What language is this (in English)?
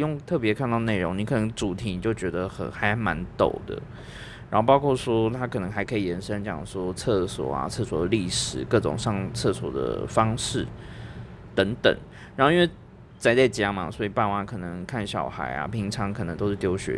Chinese